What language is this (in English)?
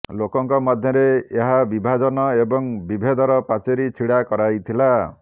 Odia